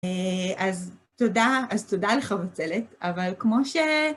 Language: Hebrew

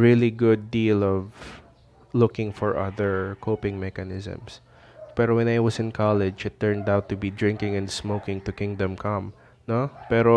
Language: Filipino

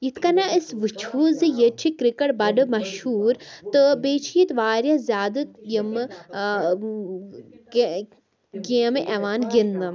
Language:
Kashmiri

